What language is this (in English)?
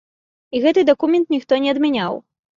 Belarusian